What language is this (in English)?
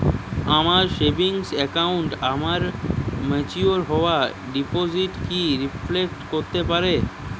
Bangla